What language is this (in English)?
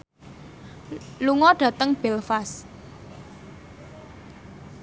Javanese